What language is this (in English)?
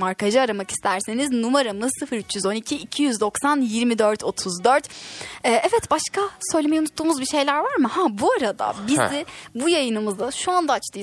Turkish